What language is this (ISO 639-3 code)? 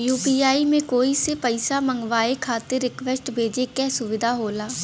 bho